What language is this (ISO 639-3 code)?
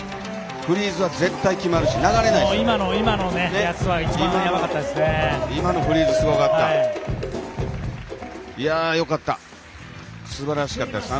jpn